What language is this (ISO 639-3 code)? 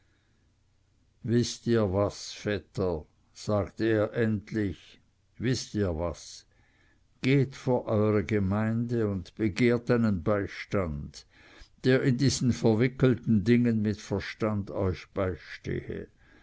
deu